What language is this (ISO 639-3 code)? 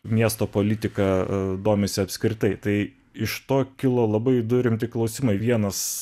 lit